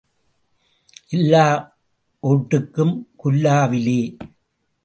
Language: Tamil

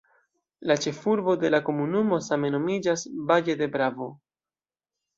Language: Esperanto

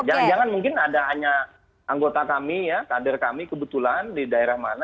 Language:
Indonesian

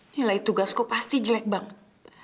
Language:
Indonesian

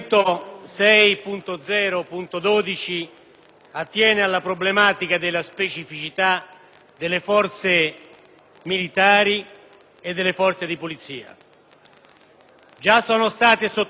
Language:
Italian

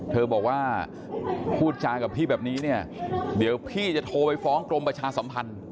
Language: Thai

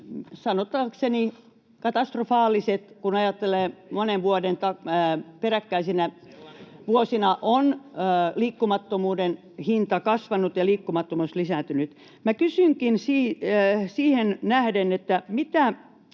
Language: Finnish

